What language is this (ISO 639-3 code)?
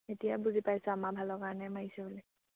asm